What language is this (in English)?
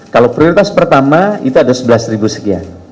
Indonesian